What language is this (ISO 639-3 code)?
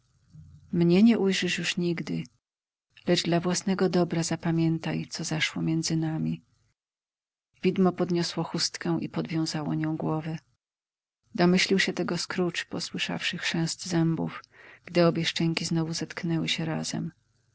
pol